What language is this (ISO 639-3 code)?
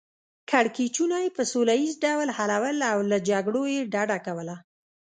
pus